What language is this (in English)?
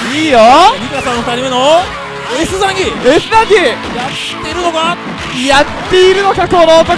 Japanese